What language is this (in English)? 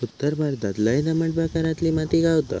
Marathi